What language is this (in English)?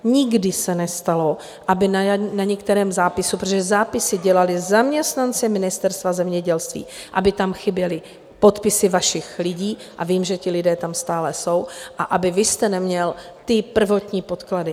Czech